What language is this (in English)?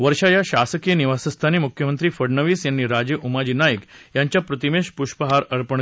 Marathi